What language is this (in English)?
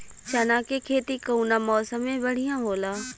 Bhojpuri